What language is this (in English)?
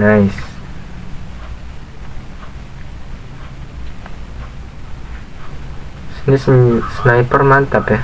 Indonesian